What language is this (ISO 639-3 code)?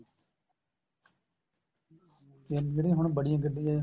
pan